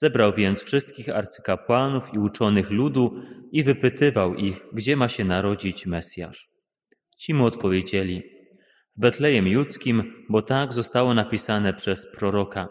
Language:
Polish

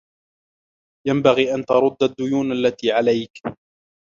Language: Arabic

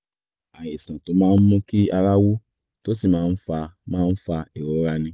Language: Yoruba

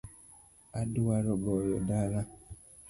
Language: Luo (Kenya and Tanzania)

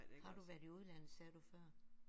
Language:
Danish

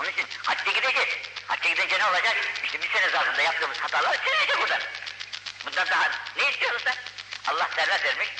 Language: Turkish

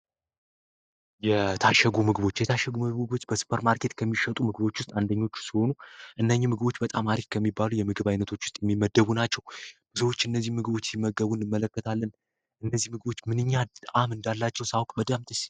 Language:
Amharic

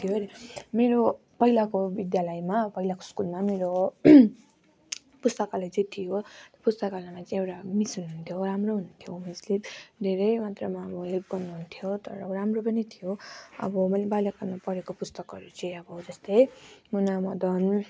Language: Nepali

